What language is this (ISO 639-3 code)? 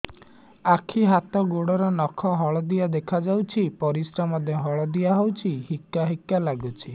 ori